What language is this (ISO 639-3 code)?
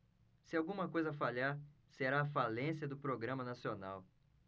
por